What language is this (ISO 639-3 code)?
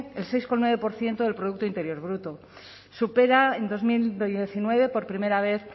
spa